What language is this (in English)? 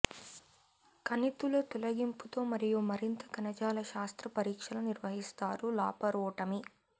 Telugu